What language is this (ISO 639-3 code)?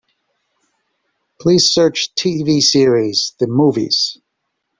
eng